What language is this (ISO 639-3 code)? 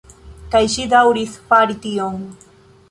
epo